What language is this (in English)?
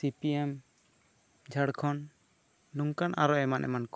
Santali